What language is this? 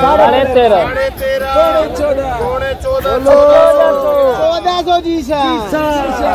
Romanian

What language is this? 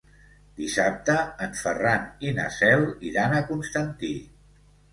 Catalan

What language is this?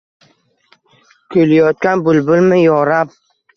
Uzbek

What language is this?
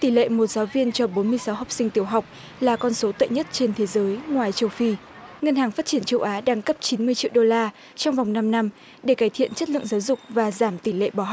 Vietnamese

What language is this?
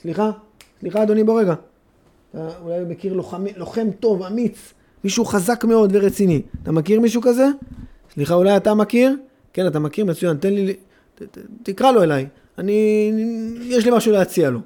Hebrew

